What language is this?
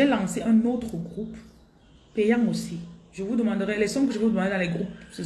French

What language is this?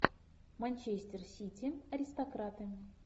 Russian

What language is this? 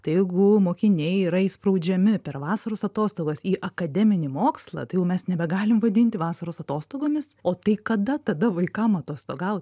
Lithuanian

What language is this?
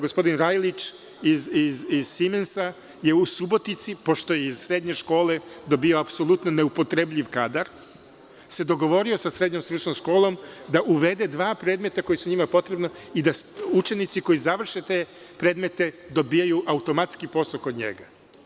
Serbian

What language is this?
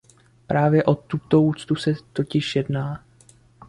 Czech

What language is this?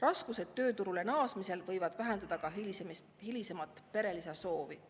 Estonian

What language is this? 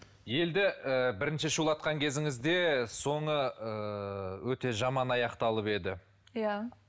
Kazakh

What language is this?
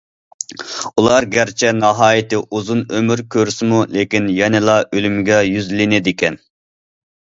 Uyghur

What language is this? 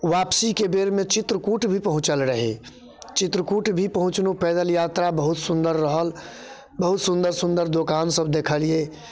Maithili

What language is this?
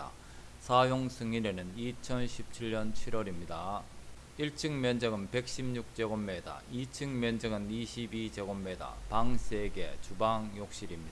Korean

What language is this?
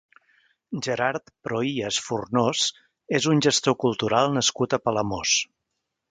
Catalan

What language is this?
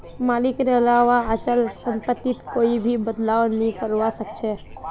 Magahi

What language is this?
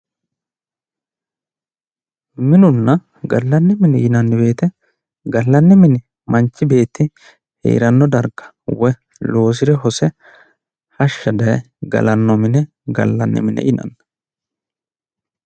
Sidamo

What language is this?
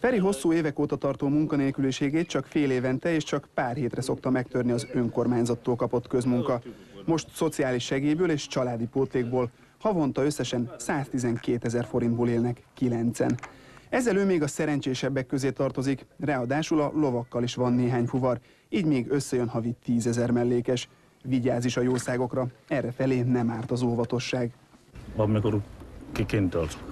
Hungarian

